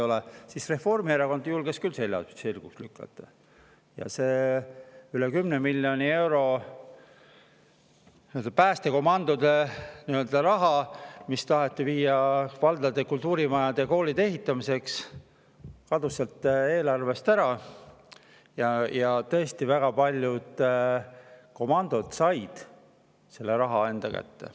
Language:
Estonian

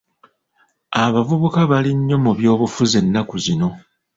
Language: Ganda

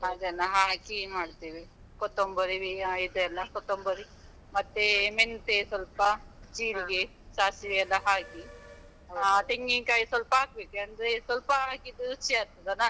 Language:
Kannada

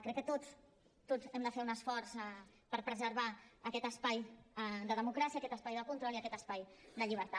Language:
Catalan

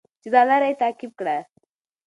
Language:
Pashto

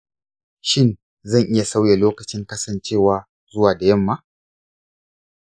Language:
Hausa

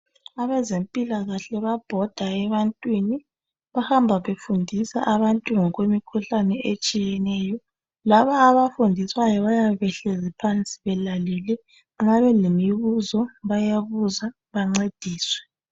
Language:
North Ndebele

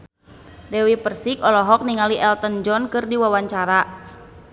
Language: Sundanese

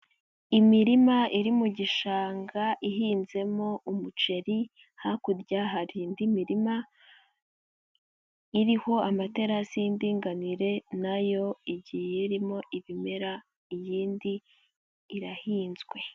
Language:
Kinyarwanda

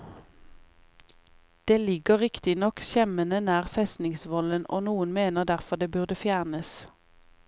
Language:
Norwegian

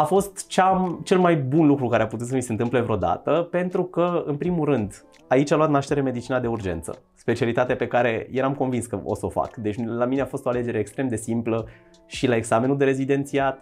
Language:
Romanian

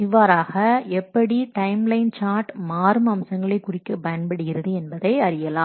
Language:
Tamil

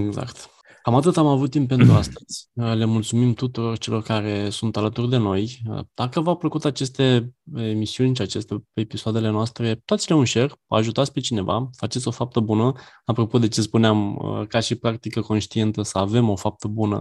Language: Romanian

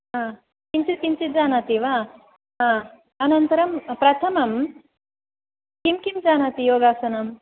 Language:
Sanskrit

